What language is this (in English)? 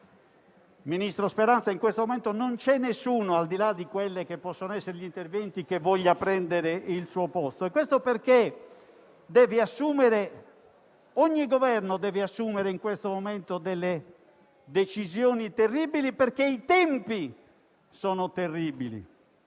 Italian